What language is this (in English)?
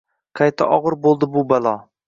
Uzbek